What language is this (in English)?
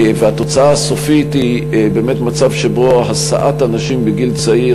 Hebrew